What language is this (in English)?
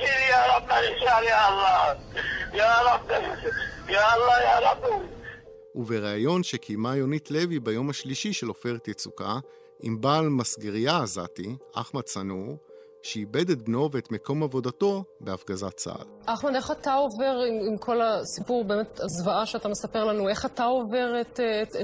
Hebrew